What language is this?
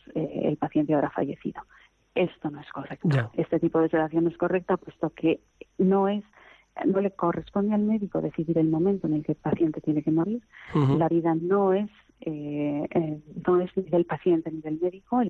Spanish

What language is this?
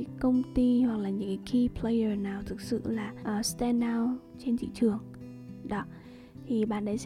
Vietnamese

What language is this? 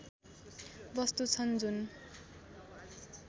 Nepali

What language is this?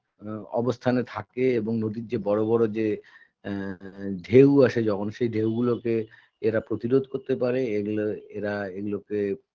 Bangla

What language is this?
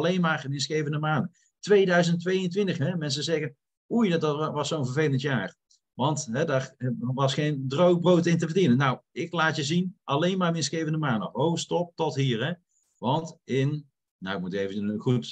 Dutch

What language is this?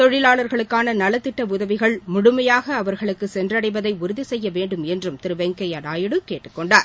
Tamil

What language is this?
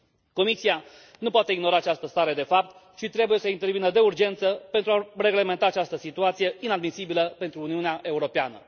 Romanian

